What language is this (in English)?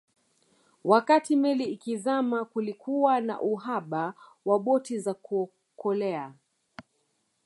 Swahili